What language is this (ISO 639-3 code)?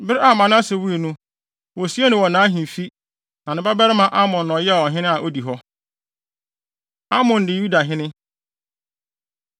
aka